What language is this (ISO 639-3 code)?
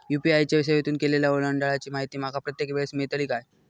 mar